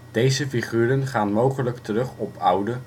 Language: Dutch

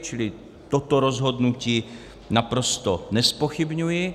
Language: Czech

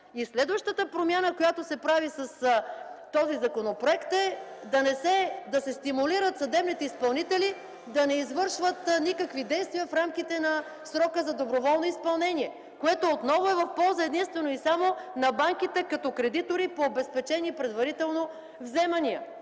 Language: Bulgarian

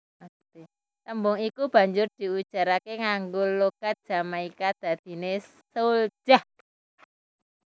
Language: Javanese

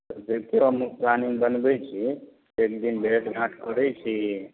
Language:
Maithili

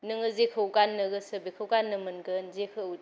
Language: Bodo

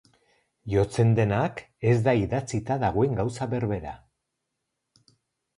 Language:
Basque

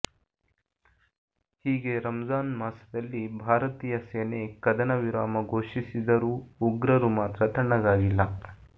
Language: Kannada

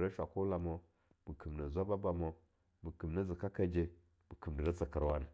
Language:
Longuda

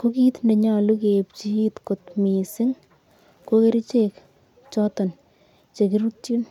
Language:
Kalenjin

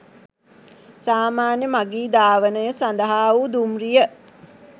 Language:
Sinhala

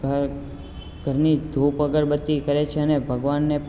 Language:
Gujarati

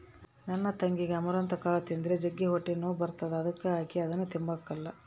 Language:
Kannada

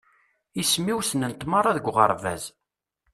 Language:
Kabyle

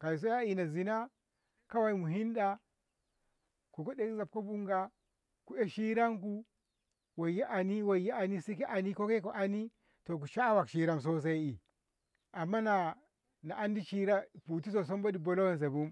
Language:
Ngamo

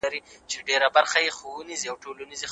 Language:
Pashto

